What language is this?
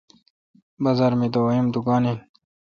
Kalkoti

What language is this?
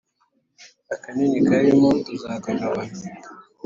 Kinyarwanda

